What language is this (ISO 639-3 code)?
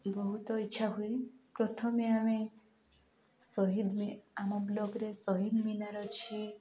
ori